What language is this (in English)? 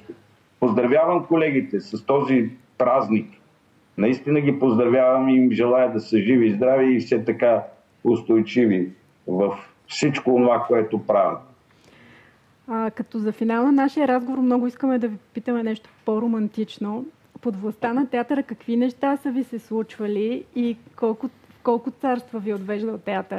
Bulgarian